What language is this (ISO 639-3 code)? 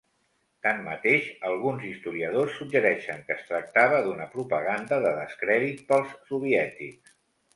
cat